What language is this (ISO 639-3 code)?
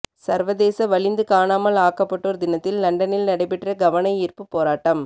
tam